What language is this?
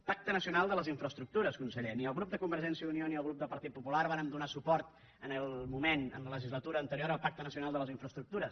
Catalan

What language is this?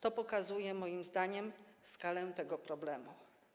Polish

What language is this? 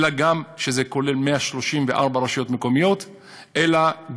Hebrew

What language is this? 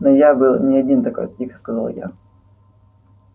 Russian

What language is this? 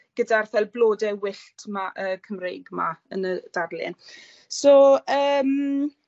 Welsh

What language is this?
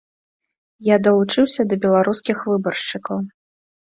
Belarusian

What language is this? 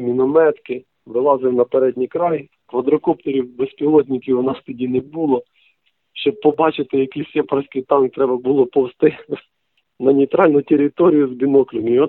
Ukrainian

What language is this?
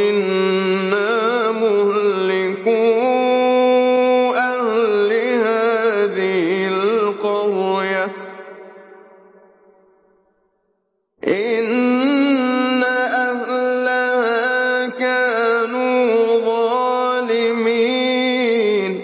Arabic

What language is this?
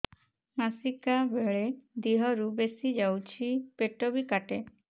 Odia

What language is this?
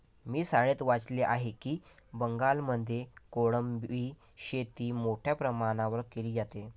Marathi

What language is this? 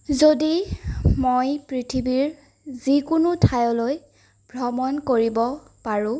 Assamese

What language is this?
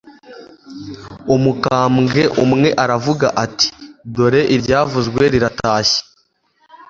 Kinyarwanda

